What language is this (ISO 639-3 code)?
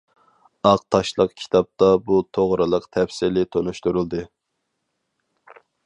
uig